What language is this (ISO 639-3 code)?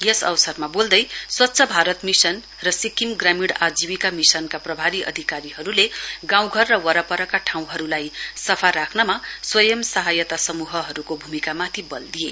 nep